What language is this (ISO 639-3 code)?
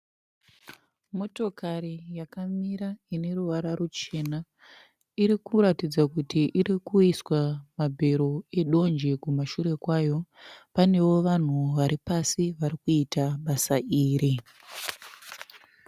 sna